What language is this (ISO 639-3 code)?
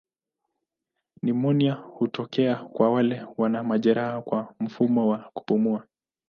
swa